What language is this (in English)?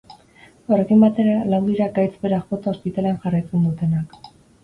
Basque